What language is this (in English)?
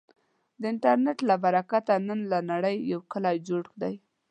Pashto